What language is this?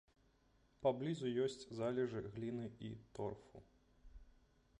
Belarusian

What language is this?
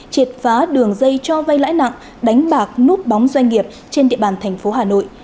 Vietnamese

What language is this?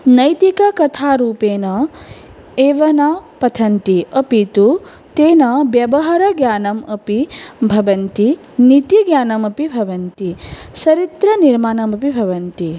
Sanskrit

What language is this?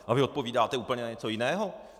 Czech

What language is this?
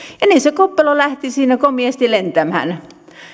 Finnish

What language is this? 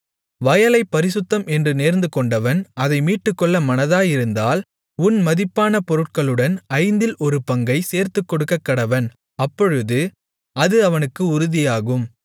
Tamil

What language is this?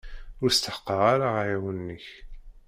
Kabyle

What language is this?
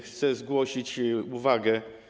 Polish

